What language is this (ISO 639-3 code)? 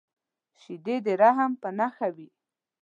pus